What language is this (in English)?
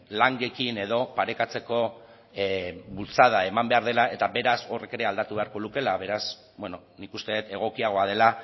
Basque